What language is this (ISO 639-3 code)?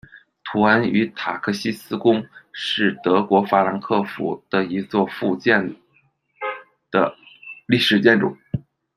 zho